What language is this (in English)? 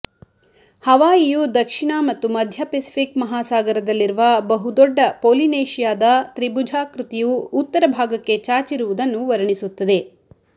Kannada